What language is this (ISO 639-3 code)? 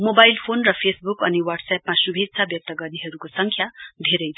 nep